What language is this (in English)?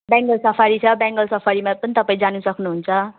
Nepali